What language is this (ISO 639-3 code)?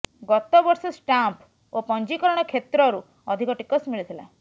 ori